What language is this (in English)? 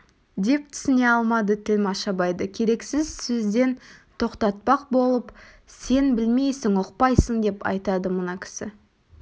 Kazakh